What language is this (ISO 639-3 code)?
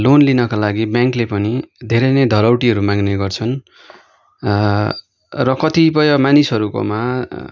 nep